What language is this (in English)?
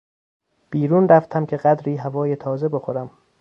Persian